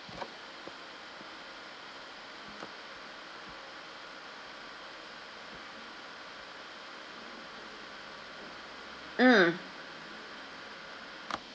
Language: English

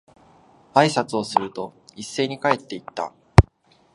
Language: Japanese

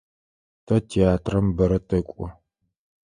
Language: Adyghe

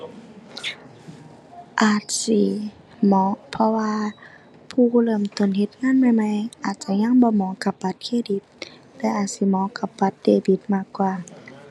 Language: Thai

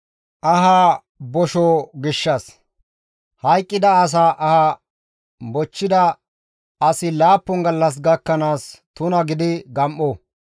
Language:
Gamo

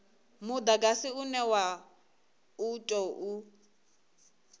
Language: Venda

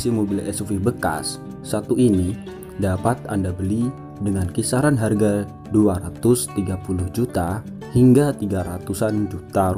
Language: Indonesian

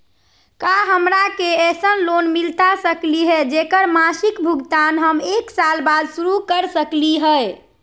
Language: Magahi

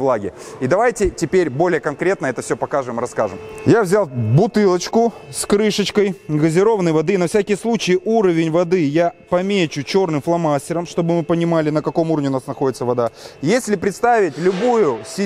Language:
Russian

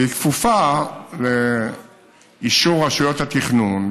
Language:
Hebrew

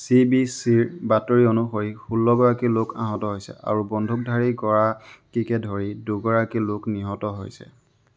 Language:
Assamese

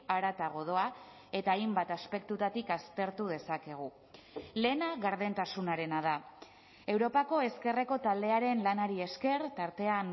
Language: Basque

